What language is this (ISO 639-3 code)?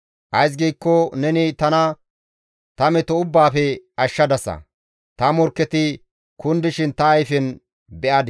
gmv